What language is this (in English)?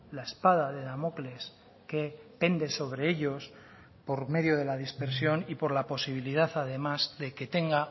Spanish